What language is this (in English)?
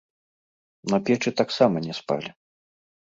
Belarusian